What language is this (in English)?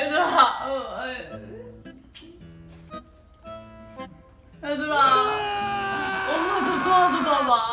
Korean